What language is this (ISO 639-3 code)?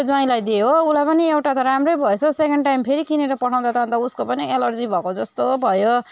nep